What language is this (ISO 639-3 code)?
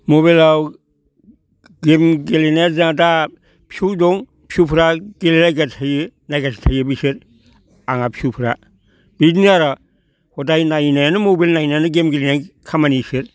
brx